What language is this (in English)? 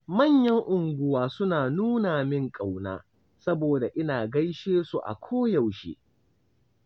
Hausa